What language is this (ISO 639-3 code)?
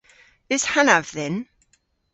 cor